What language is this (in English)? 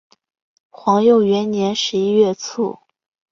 Chinese